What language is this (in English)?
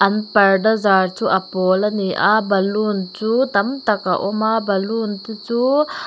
Mizo